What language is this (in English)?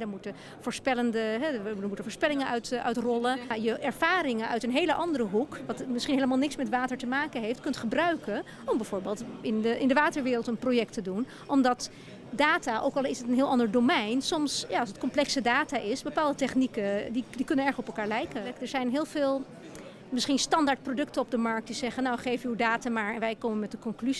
Dutch